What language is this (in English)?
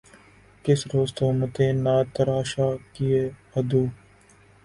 Urdu